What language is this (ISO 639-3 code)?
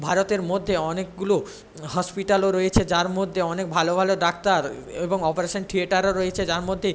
ben